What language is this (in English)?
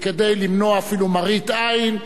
Hebrew